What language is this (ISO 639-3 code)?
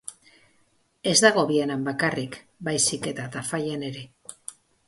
eus